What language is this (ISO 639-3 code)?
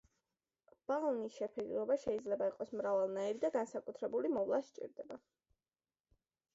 kat